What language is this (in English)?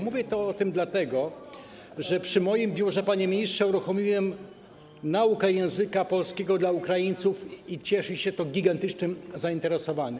Polish